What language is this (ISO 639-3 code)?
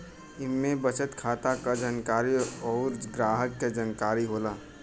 bho